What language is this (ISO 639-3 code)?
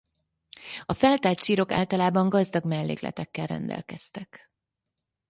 hun